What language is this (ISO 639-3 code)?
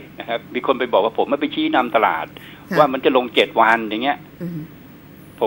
tha